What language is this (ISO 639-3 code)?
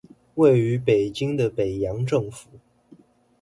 zho